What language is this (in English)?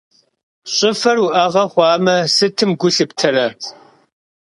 Kabardian